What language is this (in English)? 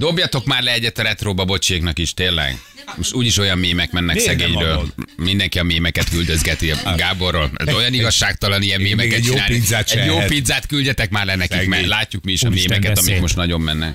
Hungarian